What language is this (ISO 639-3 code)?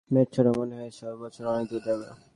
ben